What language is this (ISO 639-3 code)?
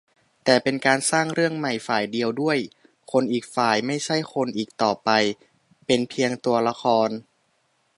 tha